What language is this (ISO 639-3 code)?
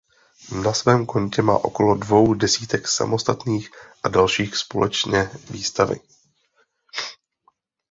ces